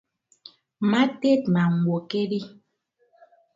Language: Ibibio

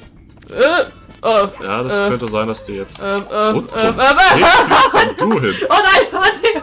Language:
German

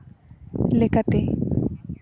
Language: Santali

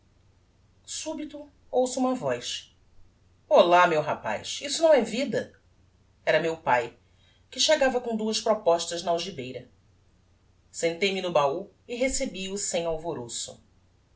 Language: Portuguese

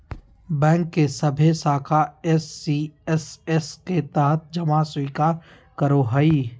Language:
Magahi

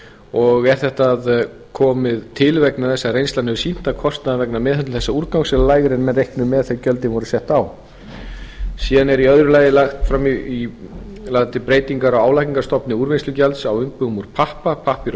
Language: Icelandic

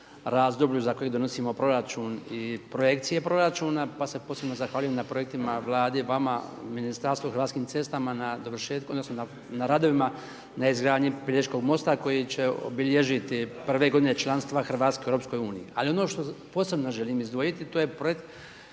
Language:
Croatian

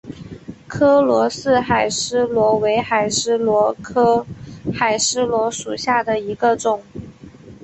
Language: Chinese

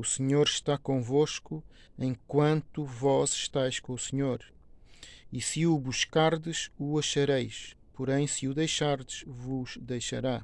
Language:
Portuguese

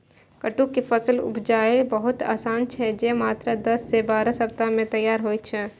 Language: Maithili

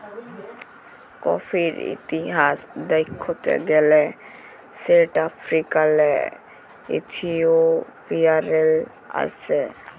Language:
Bangla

